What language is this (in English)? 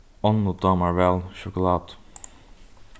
Faroese